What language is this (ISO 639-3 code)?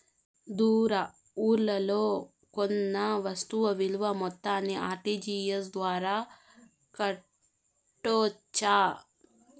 tel